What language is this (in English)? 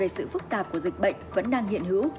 Vietnamese